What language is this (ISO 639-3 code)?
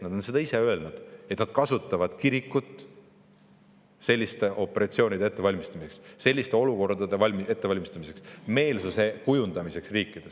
est